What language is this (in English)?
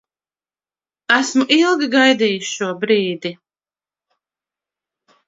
Latvian